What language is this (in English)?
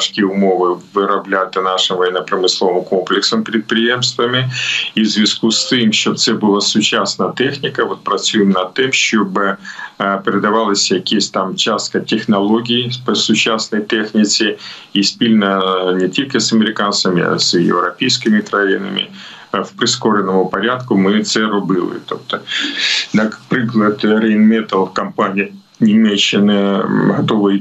Ukrainian